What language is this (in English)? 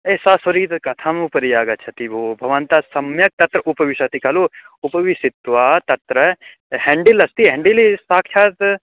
Sanskrit